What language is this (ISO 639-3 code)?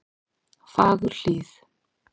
isl